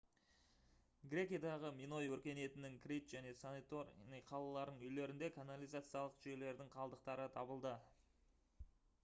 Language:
Kazakh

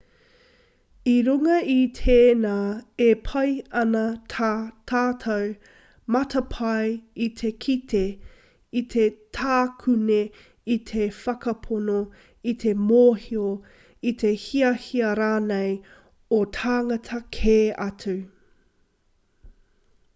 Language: Māori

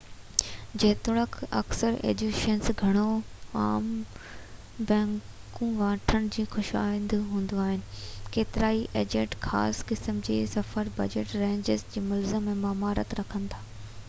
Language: Sindhi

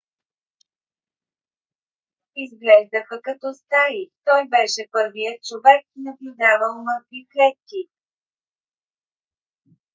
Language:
Bulgarian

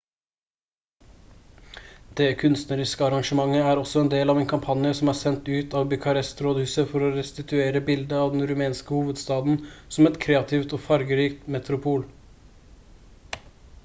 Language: Norwegian Bokmål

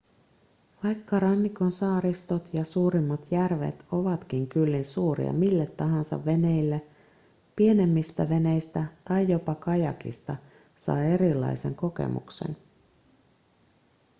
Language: Finnish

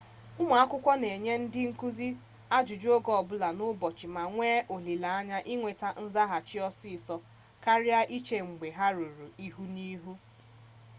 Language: Igbo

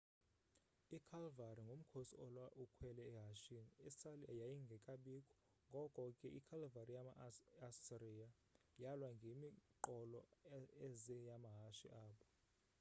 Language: Xhosa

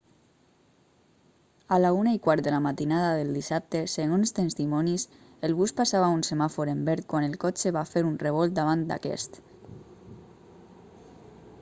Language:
Catalan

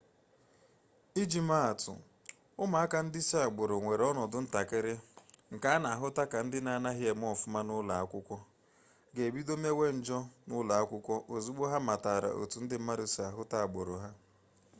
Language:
Igbo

